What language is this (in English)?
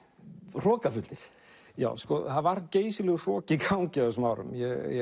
Icelandic